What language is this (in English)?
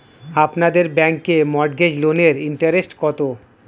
Bangla